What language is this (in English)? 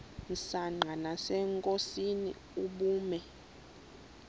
Xhosa